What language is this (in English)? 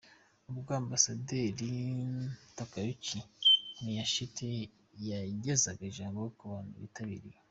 Kinyarwanda